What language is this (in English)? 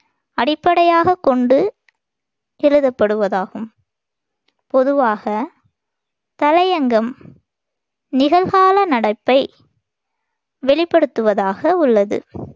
Tamil